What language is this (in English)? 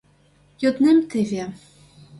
Mari